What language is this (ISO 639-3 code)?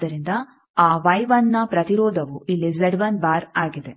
kan